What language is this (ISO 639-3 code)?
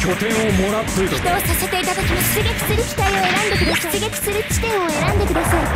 jpn